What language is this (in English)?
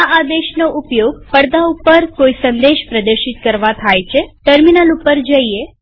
Gujarati